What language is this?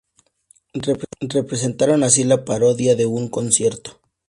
Spanish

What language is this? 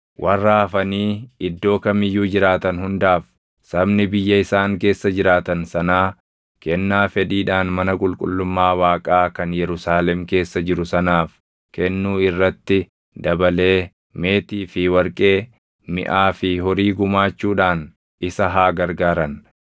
Oromo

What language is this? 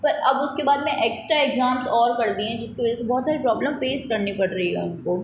Hindi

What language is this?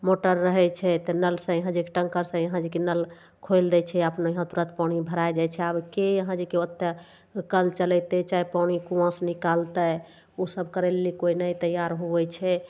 Maithili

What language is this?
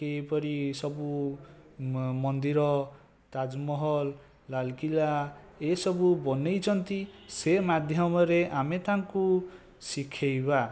Odia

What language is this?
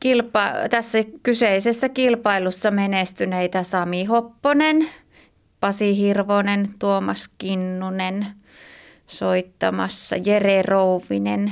Finnish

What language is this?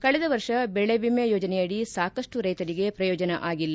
Kannada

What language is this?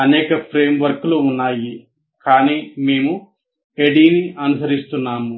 Telugu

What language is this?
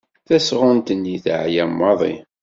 Kabyle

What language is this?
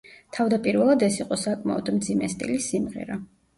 Georgian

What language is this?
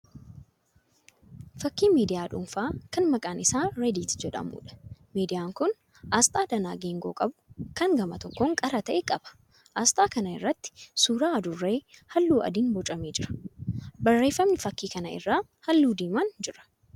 Oromo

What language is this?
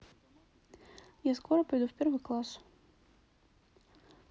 Russian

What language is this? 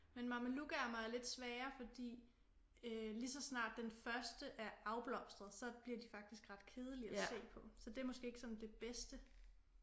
Danish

